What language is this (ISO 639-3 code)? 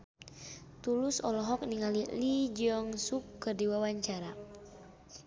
sun